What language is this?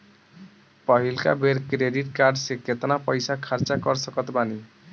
Bhojpuri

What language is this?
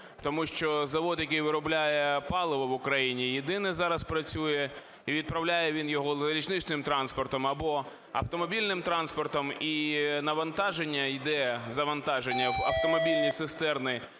Ukrainian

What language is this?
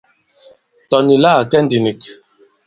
Bankon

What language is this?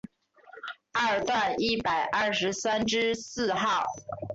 Chinese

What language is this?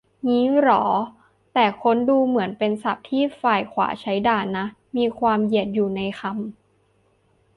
Thai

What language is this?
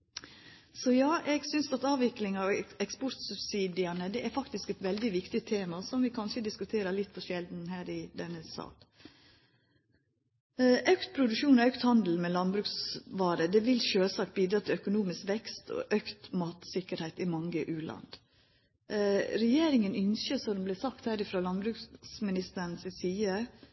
Norwegian Nynorsk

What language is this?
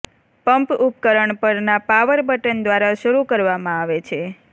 Gujarati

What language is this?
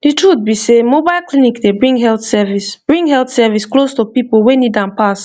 Nigerian Pidgin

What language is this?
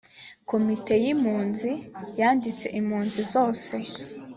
Kinyarwanda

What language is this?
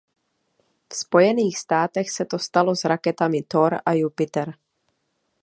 Czech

